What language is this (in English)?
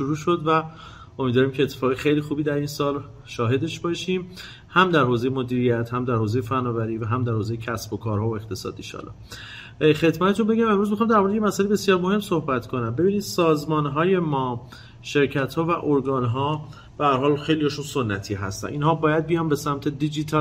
Persian